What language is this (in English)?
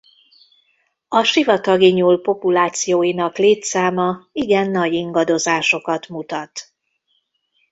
Hungarian